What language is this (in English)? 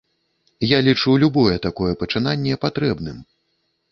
Belarusian